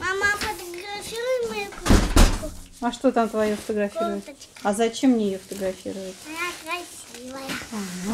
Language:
Russian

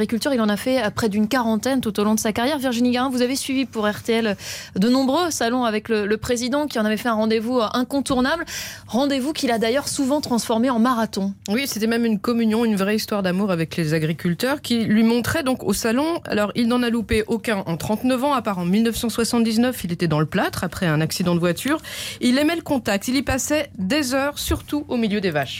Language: French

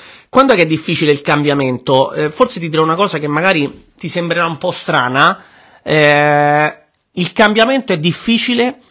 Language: Italian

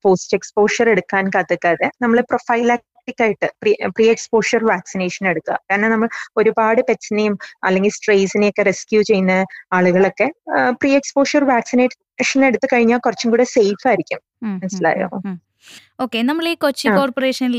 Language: Malayalam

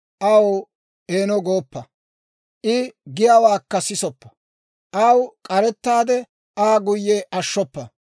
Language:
Dawro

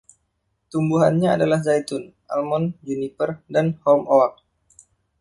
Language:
Indonesian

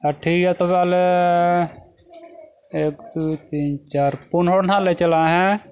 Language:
Santali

